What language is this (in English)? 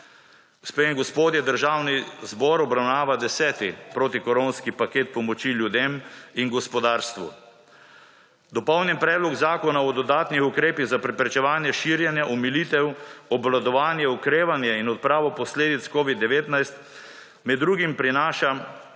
Slovenian